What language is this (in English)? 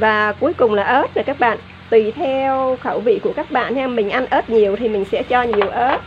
Vietnamese